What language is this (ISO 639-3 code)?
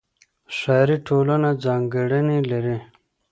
pus